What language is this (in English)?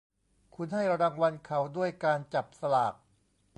Thai